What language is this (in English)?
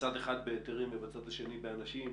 Hebrew